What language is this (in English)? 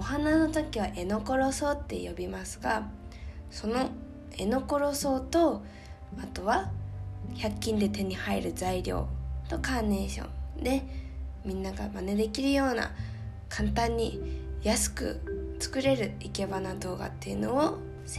Japanese